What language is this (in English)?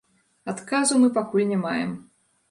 Belarusian